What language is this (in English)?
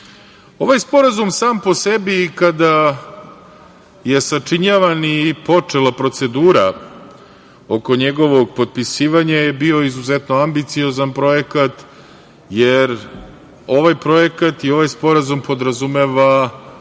Serbian